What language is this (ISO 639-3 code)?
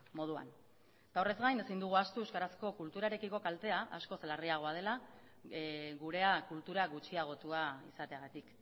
eus